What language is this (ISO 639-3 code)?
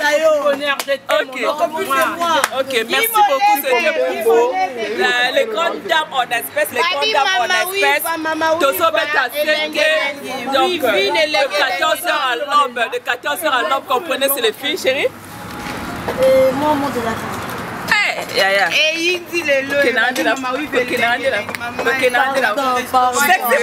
fra